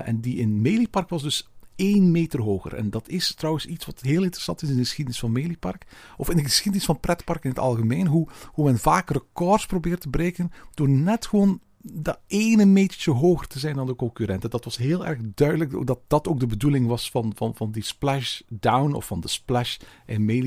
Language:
Dutch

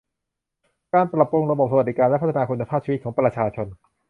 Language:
Thai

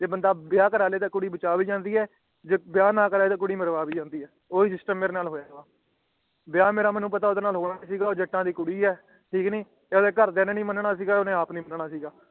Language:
Punjabi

